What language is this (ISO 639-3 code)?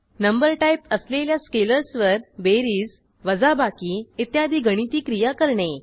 mar